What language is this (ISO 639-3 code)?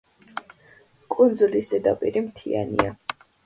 kat